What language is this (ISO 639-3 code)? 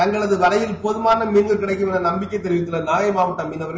tam